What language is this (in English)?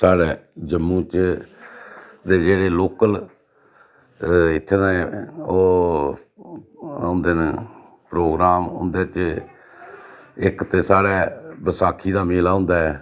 Dogri